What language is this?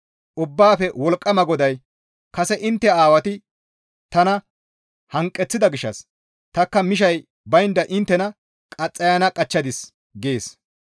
Gamo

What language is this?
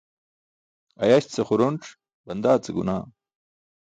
Burushaski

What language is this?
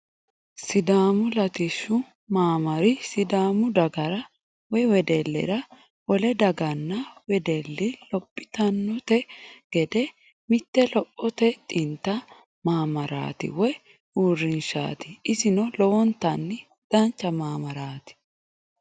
Sidamo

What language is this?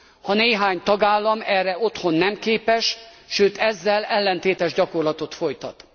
Hungarian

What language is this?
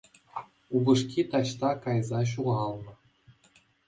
Chuvash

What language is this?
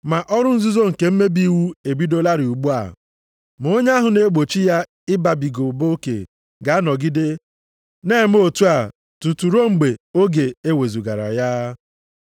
Igbo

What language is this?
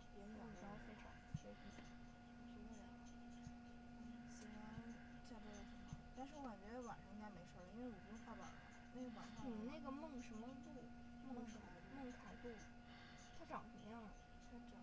Chinese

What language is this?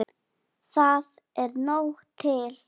Icelandic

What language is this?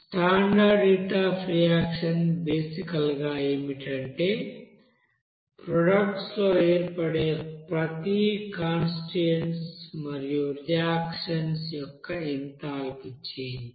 Telugu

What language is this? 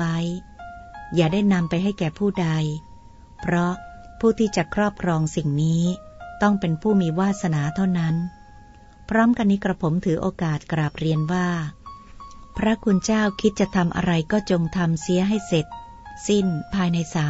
Thai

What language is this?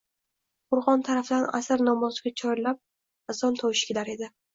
Uzbek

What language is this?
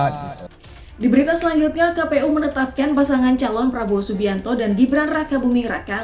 Indonesian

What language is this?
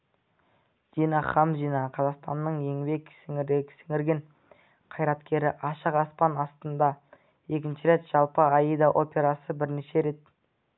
Kazakh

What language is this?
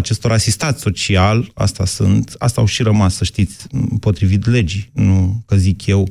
Romanian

